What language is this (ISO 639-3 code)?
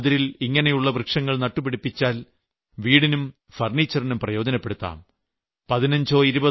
mal